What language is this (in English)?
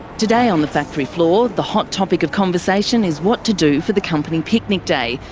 English